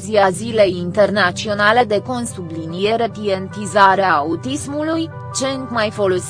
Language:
Romanian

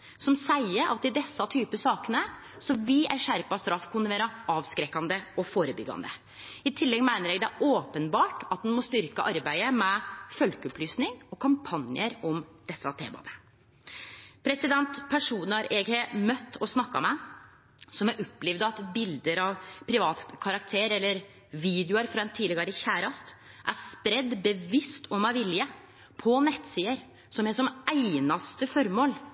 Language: Norwegian Nynorsk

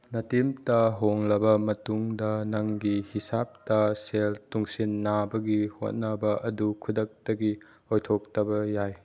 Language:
Manipuri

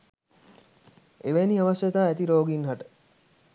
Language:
Sinhala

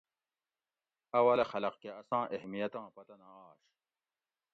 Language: Gawri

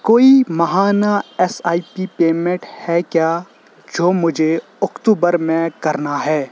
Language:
Urdu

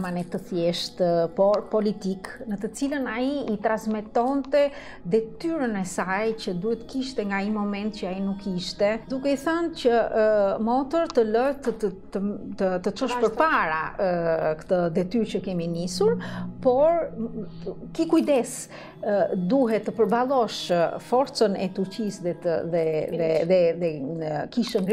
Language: Romanian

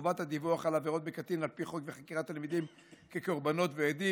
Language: Hebrew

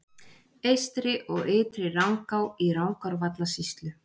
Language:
Icelandic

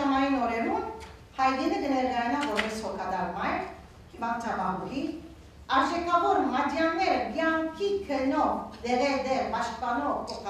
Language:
Romanian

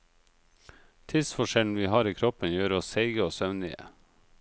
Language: Norwegian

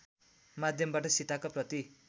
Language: Nepali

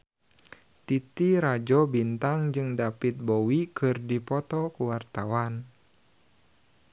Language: Sundanese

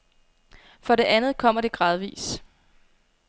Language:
Danish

